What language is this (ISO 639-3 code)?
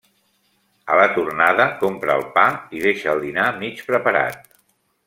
cat